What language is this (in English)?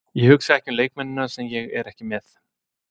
Icelandic